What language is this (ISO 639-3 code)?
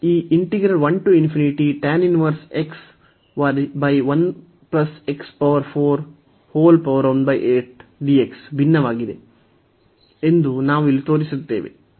kan